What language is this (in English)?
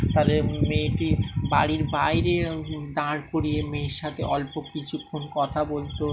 Bangla